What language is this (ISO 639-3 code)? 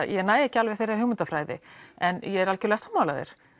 isl